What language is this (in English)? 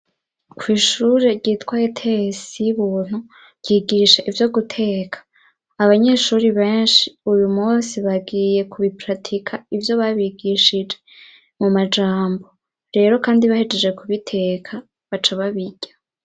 Rundi